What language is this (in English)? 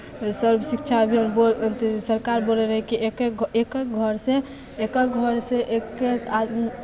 Maithili